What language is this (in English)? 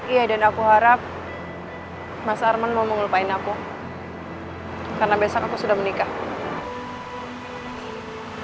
Indonesian